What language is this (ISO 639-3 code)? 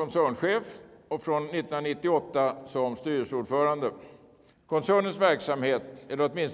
swe